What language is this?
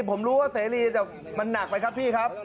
Thai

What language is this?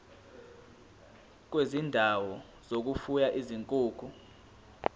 Zulu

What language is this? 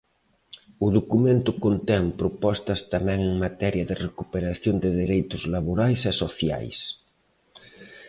Galician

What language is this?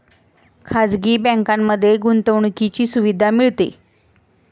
Marathi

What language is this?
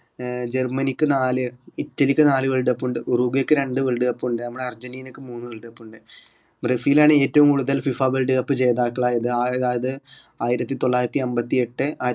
Malayalam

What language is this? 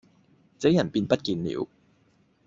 Cantonese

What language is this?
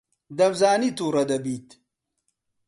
Central Kurdish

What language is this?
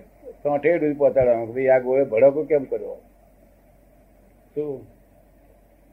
Gujarati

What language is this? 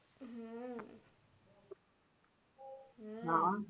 Gujarati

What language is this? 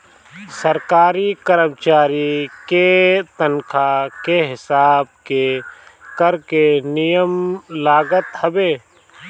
Bhojpuri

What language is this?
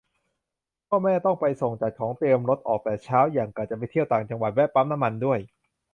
Thai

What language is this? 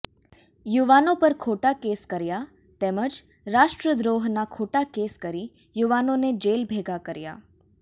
Gujarati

